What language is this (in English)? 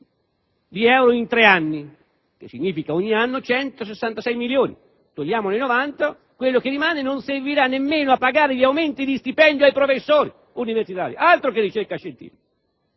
Italian